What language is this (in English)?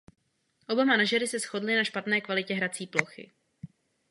Czech